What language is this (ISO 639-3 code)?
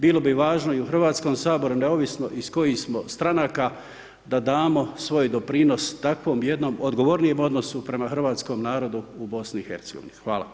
hrv